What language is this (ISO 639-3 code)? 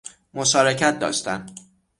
fas